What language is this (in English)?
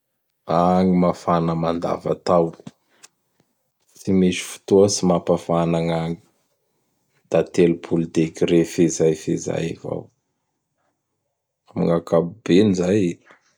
Bara Malagasy